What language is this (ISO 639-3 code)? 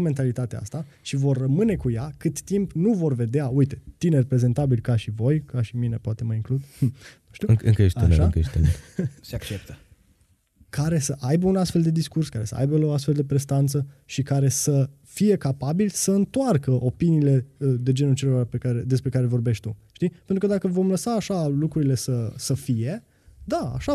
ron